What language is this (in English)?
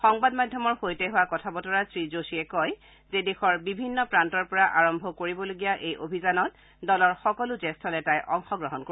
Assamese